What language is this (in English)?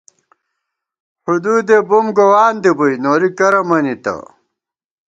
Gawar-Bati